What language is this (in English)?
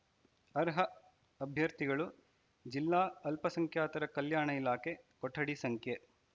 Kannada